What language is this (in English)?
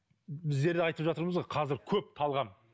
Kazakh